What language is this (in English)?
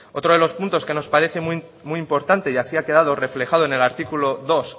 Spanish